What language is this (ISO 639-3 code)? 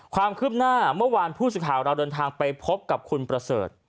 tha